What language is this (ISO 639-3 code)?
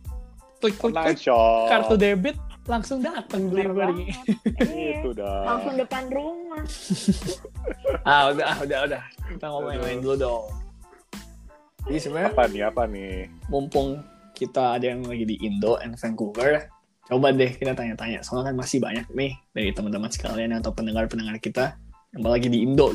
ind